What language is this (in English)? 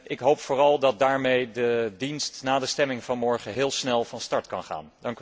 Dutch